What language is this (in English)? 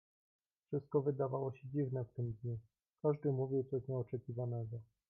Polish